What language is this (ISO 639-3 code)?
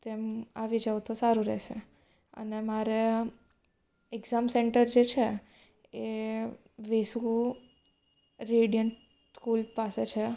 guj